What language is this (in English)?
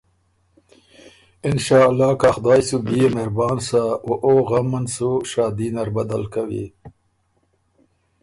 Ormuri